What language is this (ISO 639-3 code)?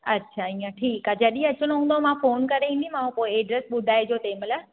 snd